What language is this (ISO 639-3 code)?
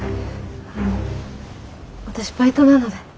jpn